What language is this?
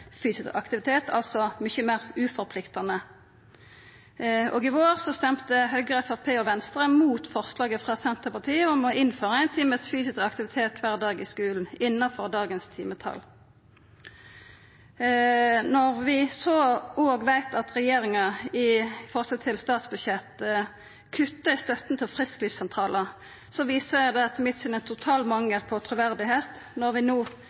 Norwegian Nynorsk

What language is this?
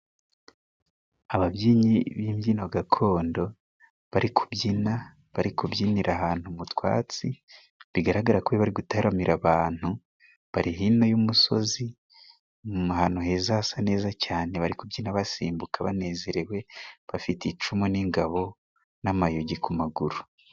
Kinyarwanda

